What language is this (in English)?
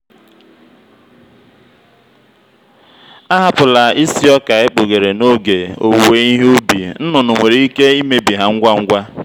Igbo